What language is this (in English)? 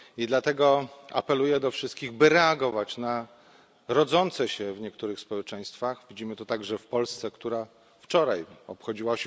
Polish